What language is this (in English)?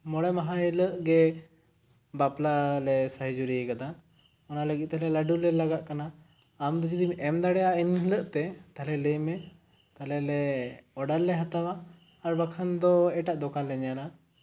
Santali